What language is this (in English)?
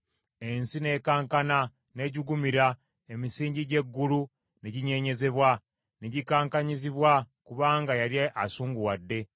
Ganda